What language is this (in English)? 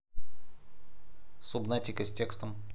Russian